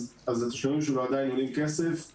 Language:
Hebrew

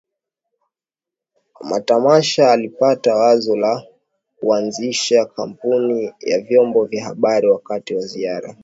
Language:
Swahili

